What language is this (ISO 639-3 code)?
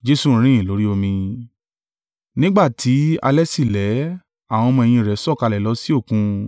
yor